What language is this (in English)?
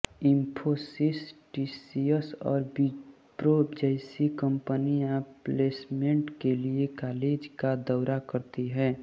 Hindi